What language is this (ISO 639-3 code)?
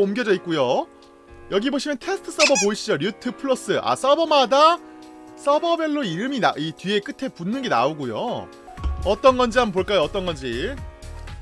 kor